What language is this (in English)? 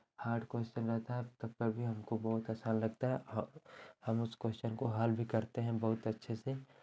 Hindi